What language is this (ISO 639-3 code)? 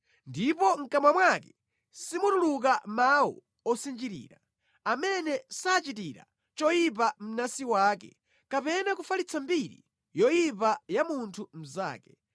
nya